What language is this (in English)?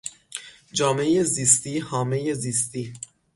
Persian